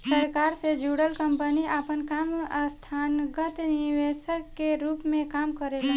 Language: Bhojpuri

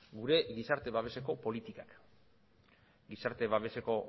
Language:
Basque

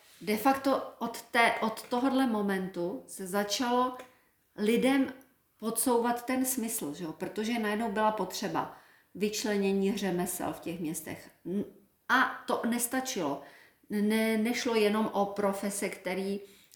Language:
Czech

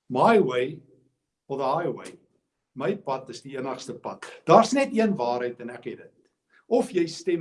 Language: Dutch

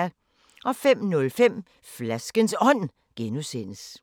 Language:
Danish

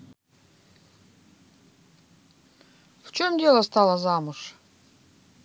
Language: Russian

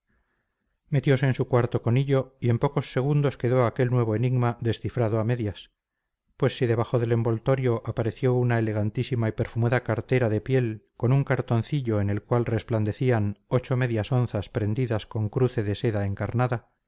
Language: Spanish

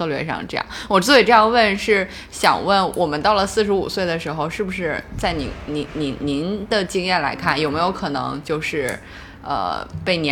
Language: Chinese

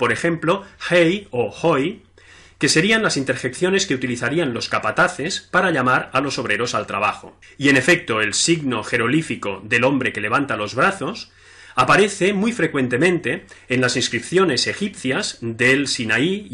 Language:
Spanish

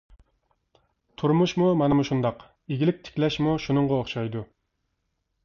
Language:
Uyghur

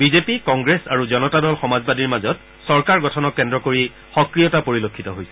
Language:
Assamese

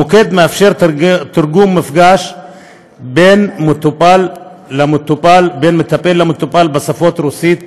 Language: Hebrew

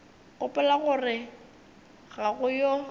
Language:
Northern Sotho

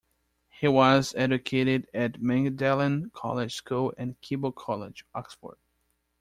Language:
English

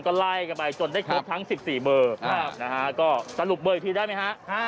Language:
Thai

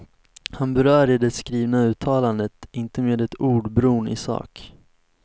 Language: Swedish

